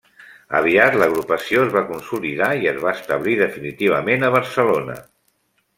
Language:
Catalan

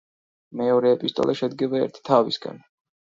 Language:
Georgian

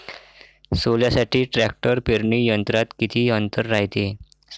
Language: Marathi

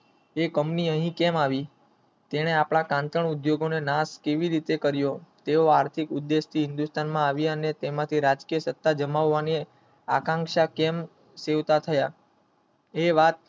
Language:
Gujarati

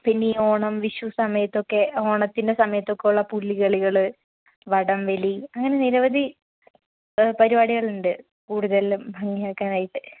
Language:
Malayalam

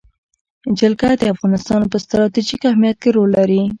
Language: Pashto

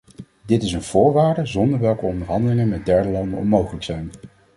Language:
Dutch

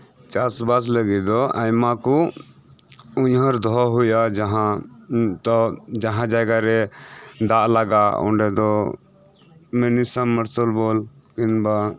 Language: Santali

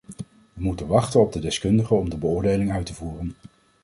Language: Dutch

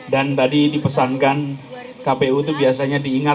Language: Indonesian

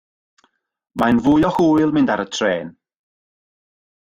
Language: Welsh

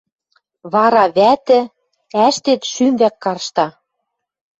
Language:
Western Mari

